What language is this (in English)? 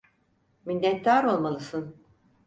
Turkish